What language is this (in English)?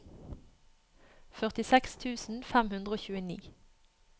Norwegian